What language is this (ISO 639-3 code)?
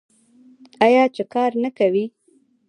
pus